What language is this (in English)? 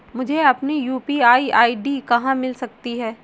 Hindi